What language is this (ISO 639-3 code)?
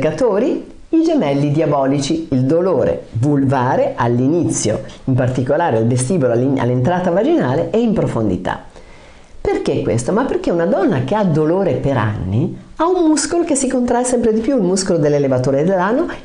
ita